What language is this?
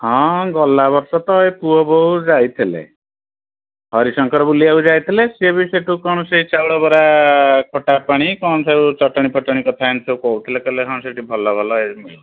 Odia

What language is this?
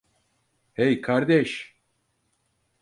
Turkish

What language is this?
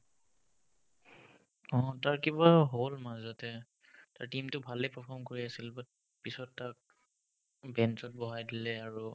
Assamese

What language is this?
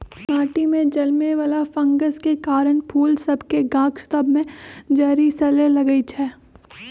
Magahi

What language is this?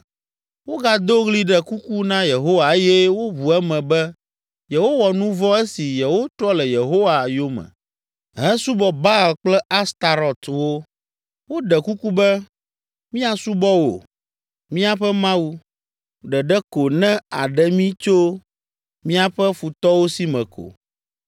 Ewe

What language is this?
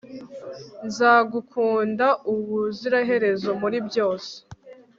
Kinyarwanda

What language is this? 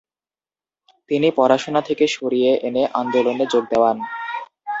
Bangla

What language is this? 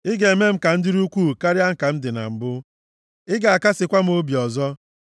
Igbo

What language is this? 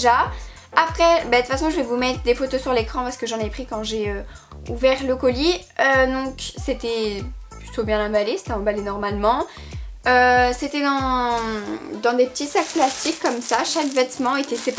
French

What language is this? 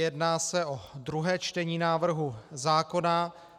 Czech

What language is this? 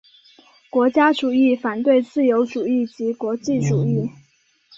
Chinese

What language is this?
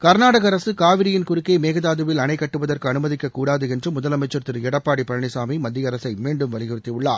Tamil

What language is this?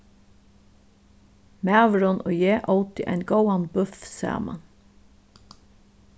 Faroese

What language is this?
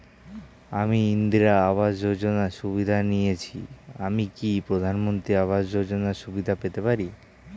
Bangla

